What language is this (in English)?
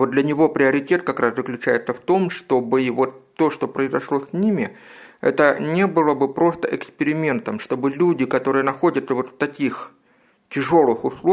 Russian